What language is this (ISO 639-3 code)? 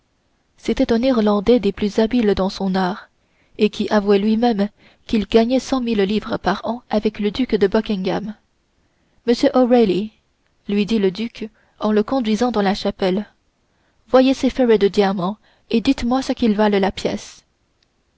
fra